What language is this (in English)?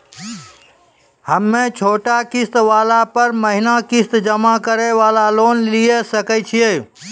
Maithili